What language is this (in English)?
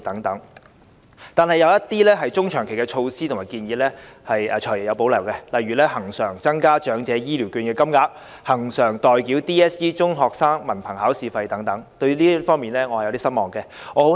Cantonese